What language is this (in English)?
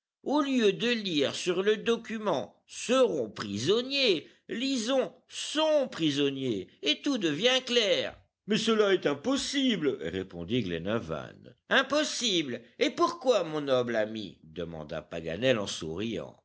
French